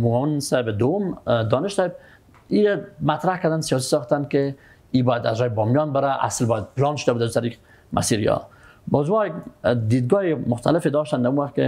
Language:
Persian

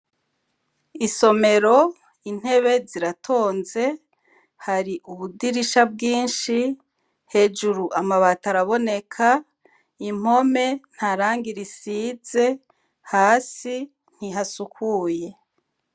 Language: Rundi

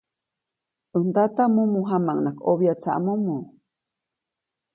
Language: Copainalá Zoque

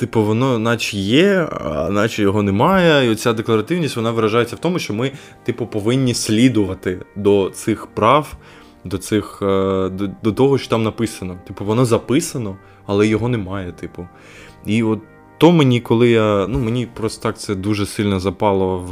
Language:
Ukrainian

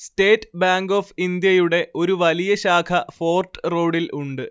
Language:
Malayalam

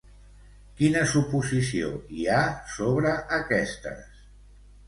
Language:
Catalan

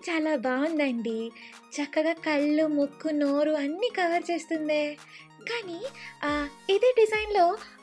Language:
Telugu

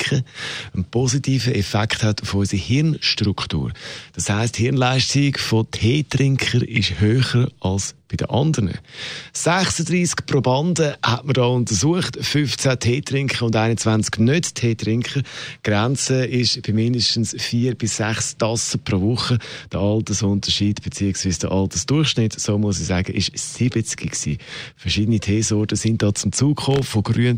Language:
German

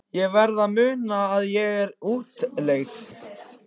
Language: Icelandic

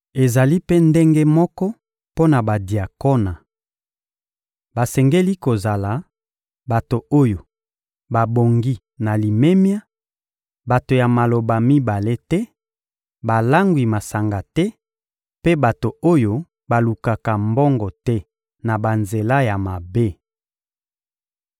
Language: Lingala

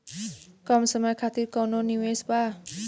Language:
Bhojpuri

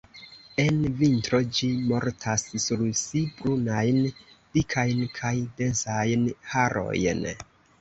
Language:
Esperanto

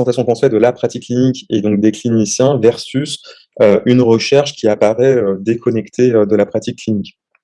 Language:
French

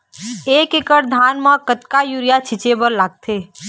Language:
Chhattisgarhi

